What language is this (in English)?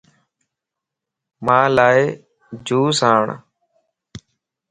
Lasi